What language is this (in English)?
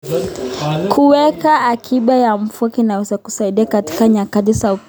Kalenjin